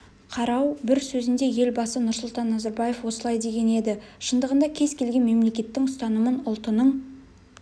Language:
Kazakh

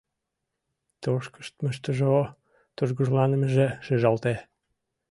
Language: Mari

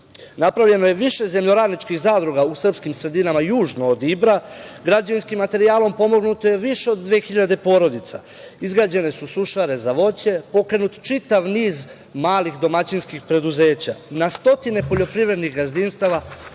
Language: Serbian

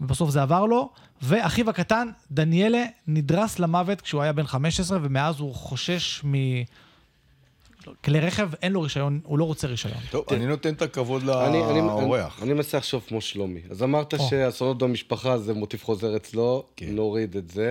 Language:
Hebrew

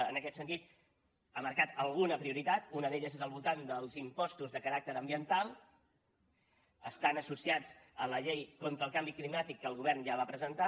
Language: Catalan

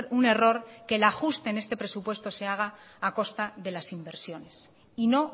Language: Spanish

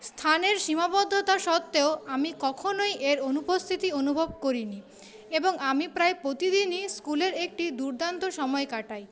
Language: Bangla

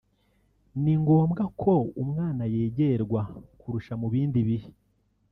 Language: Kinyarwanda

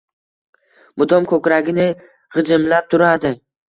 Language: Uzbek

